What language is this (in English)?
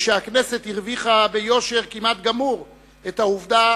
Hebrew